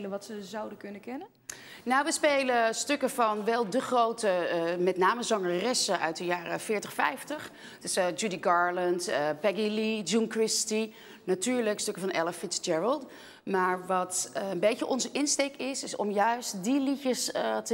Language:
Dutch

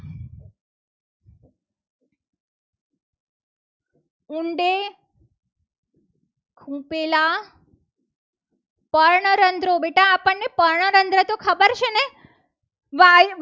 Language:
Gujarati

